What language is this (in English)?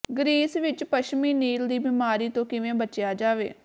Punjabi